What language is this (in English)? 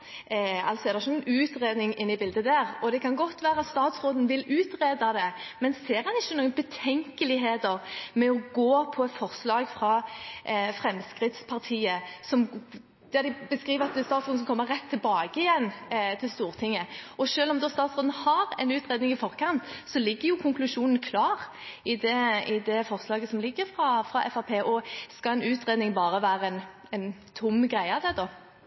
Norwegian Bokmål